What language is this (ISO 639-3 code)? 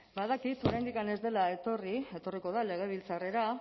eus